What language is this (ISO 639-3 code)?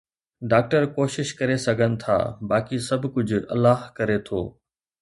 snd